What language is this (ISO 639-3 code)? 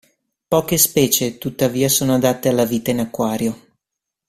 ita